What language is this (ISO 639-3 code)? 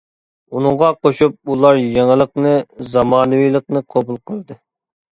uig